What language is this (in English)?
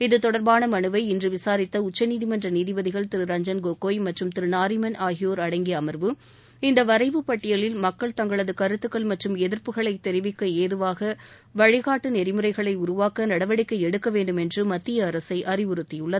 Tamil